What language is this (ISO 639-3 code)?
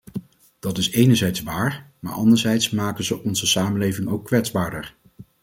nld